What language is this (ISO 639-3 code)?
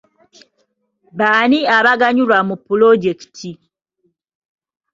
lug